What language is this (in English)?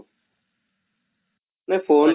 Odia